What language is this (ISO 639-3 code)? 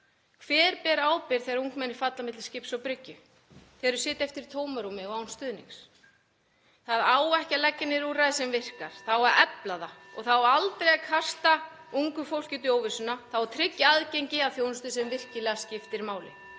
isl